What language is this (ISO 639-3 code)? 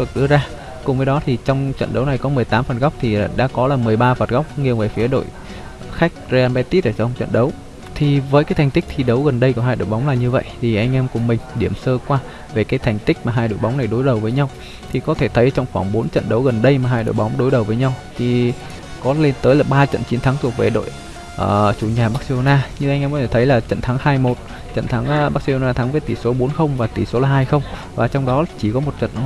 vie